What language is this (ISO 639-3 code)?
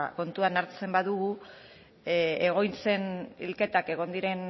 eus